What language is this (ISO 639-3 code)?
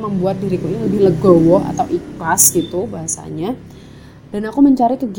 ind